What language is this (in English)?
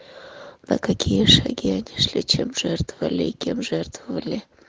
Russian